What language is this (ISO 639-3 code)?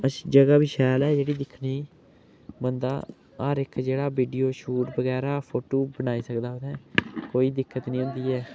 doi